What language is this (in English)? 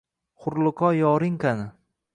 Uzbek